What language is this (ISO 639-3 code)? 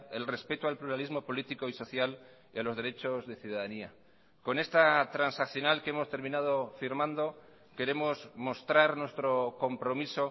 spa